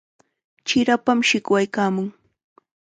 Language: Chiquián Ancash Quechua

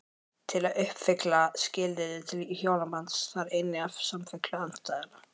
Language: Icelandic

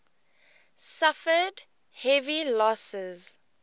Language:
English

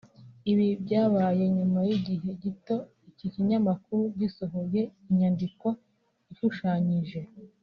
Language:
Kinyarwanda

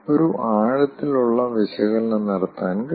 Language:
Malayalam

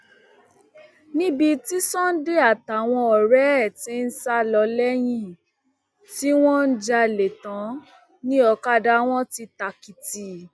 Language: Yoruba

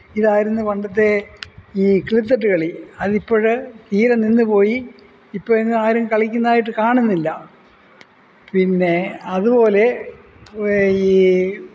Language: Malayalam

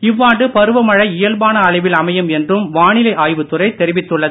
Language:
Tamil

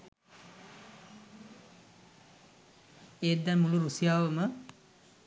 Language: Sinhala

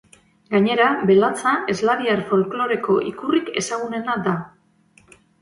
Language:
Basque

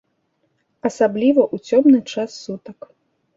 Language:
Belarusian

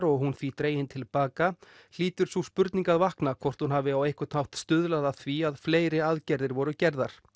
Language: Icelandic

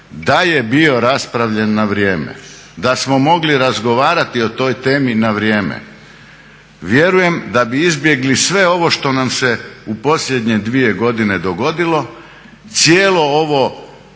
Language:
Croatian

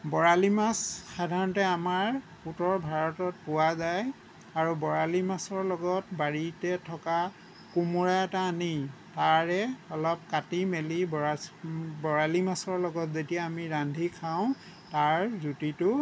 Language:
Assamese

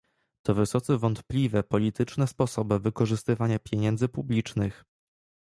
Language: Polish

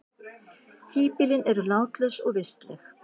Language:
Icelandic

